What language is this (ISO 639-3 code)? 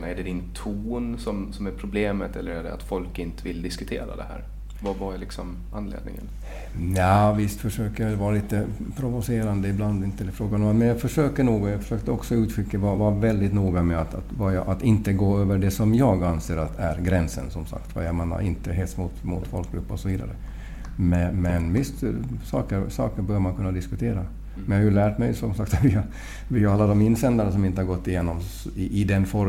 swe